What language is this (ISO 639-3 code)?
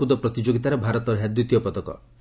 ori